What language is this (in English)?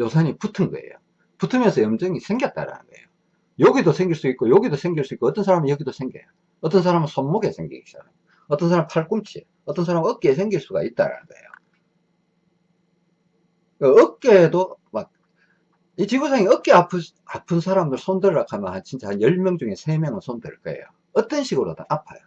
Korean